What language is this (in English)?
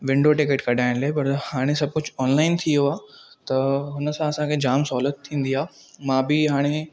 Sindhi